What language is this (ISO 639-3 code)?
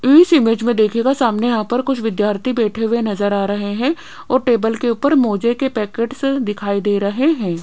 hin